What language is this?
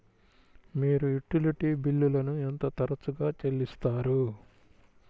Telugu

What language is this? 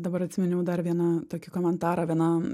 Lithuanian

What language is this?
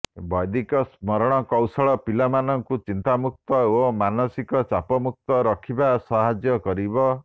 Odia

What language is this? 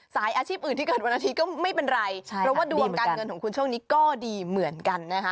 Thai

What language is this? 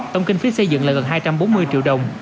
Vietnamese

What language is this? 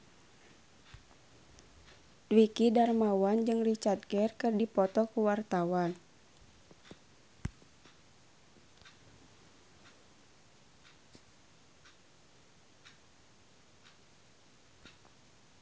Sundanese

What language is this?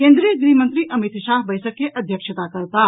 Maithili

